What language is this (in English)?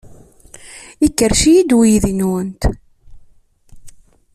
Kabyle